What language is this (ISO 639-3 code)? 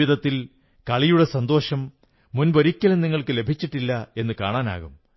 mal